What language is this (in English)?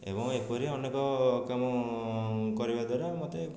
Odia